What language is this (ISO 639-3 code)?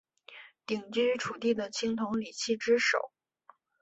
zho